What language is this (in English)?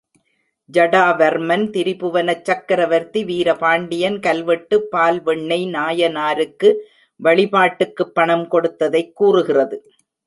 Tamil